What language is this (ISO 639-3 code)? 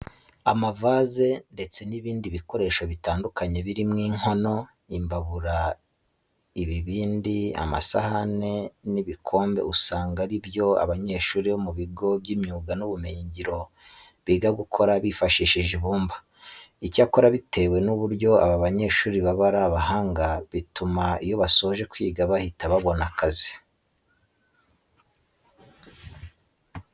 kin